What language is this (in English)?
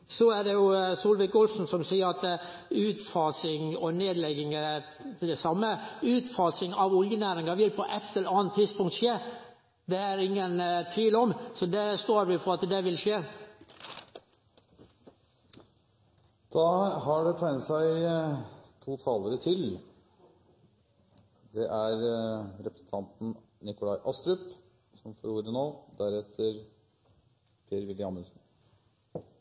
Norwegian